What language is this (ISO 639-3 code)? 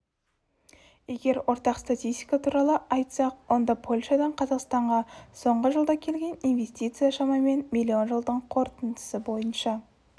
kaz